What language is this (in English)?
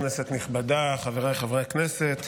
Hebrew